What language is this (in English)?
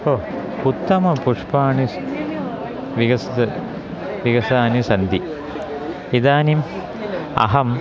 Sanskrit